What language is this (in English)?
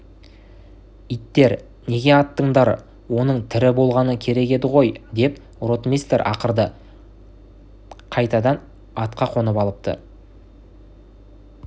Kazakh